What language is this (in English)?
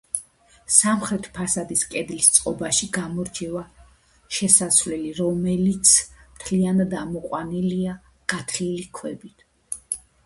Georgian